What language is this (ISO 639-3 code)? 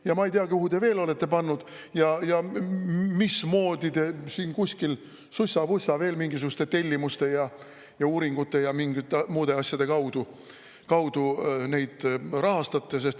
est